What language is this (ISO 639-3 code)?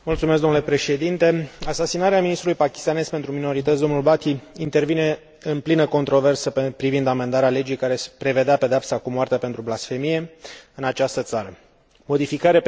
ron